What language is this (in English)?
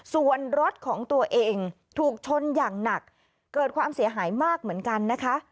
Thai